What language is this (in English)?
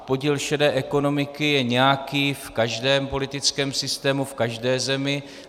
Czech